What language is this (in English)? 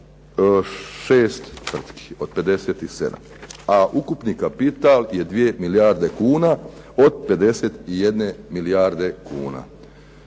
Croatian